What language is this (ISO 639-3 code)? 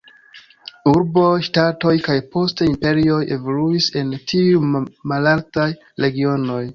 epo